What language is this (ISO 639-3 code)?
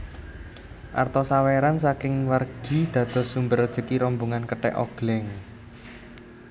jav